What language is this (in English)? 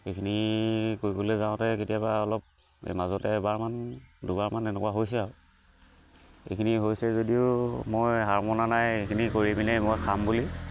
Assamese